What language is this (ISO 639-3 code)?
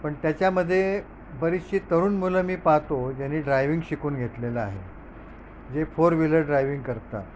mar